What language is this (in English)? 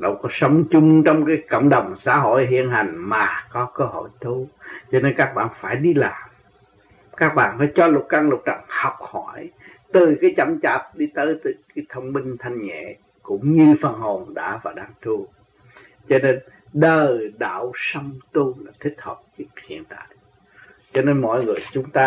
Vietnamese